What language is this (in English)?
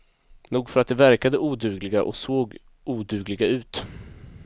Swedish